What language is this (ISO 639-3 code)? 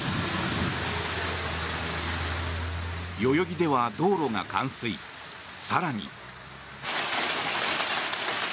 jpn